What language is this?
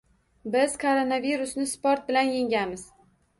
Uzbek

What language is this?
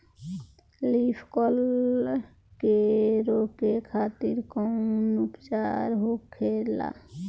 Bhojpuri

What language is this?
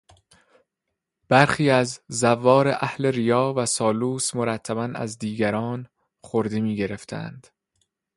Persian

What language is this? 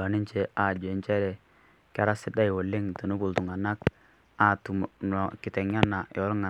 Masai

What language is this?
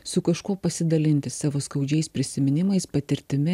Lithuanian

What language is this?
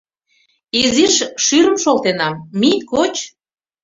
Mari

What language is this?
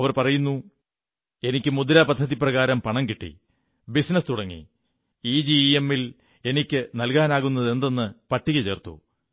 Malayalam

